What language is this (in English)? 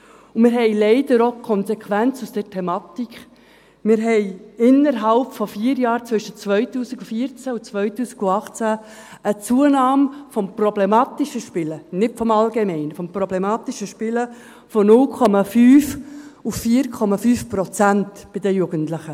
Swiss German